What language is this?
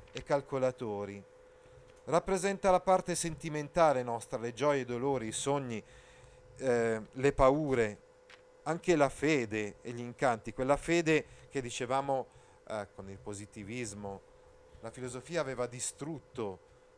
Italian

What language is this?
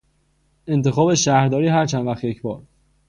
Persian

